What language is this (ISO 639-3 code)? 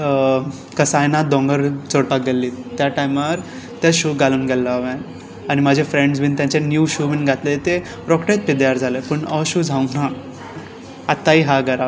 kok